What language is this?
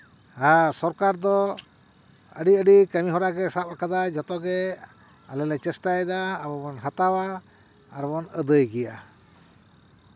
Santali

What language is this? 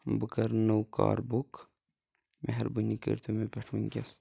Kashmiri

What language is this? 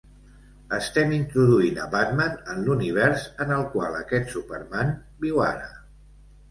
Catalan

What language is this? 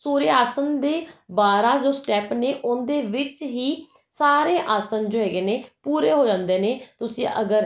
Punjabi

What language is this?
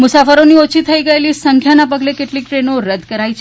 Gujarati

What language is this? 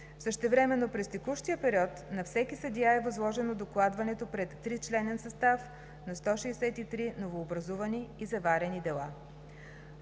Bulgarian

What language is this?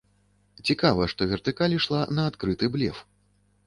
Belarusian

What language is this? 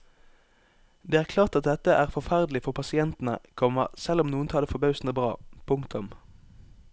Norwegian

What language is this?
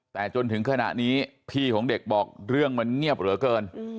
Thai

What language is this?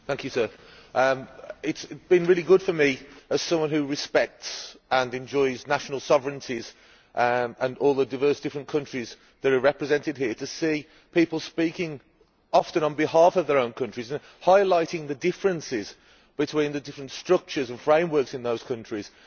English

